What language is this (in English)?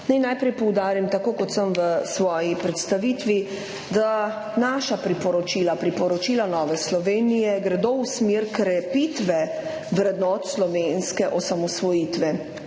Slovenian